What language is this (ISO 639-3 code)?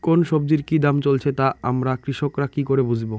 ben